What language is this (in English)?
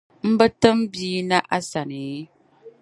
Dagbani